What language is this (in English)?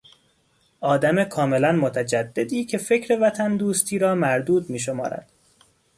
Persian